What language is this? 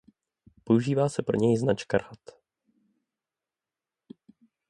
Czech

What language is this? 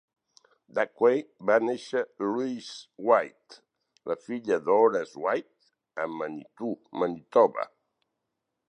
Catalan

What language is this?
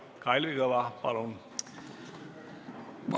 Estonian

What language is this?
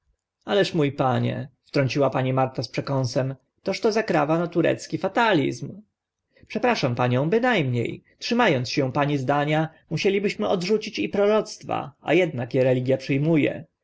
Polish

